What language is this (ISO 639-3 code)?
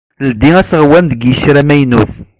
kab